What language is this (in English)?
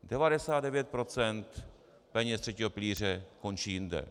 Czech